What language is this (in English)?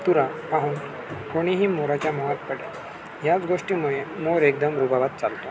Marathi